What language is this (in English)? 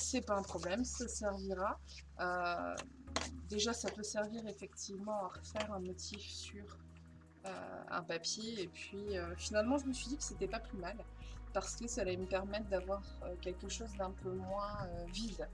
French